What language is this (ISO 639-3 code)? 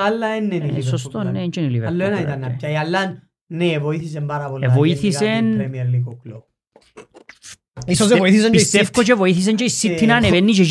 ell